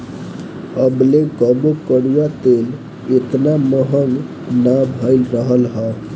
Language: Bhojpuri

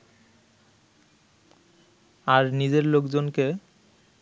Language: Bangla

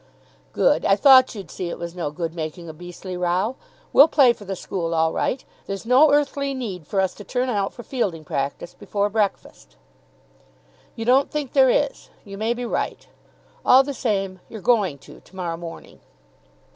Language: English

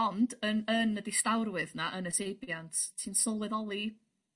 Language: Welsh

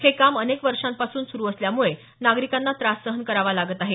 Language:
Marathi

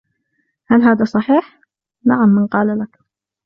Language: Arabic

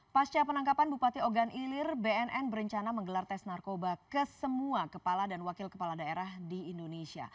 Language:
Indonesian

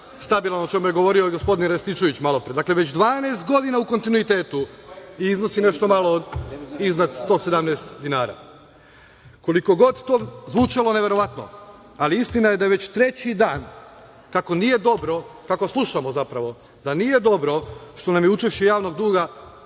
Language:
Serbian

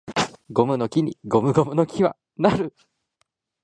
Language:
Japanese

